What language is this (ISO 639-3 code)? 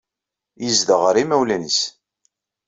kab